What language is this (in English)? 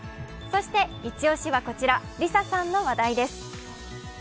Japanese